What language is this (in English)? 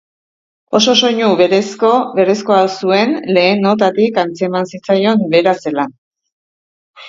Basque